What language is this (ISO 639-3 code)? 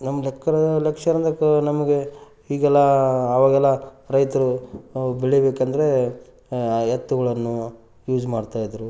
kan